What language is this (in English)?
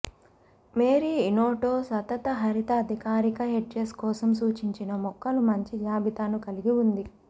Telugu